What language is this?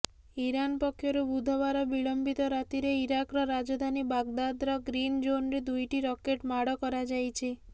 Odia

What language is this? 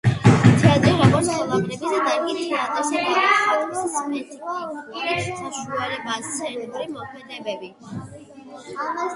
Georgian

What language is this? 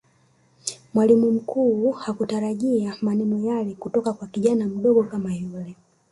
Swahili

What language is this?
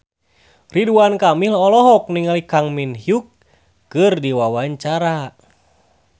Sundanese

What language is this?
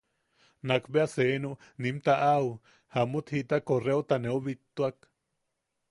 Yaqui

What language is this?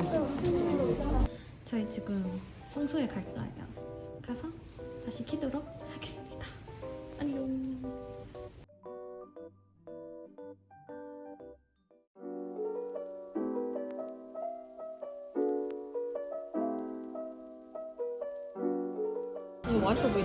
Korean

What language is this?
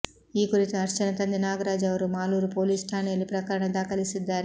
Kannada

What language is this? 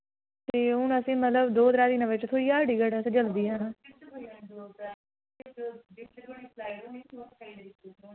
Dogri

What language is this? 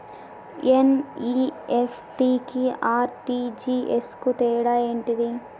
Telugu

